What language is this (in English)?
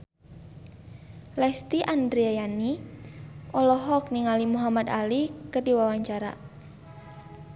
Sundanese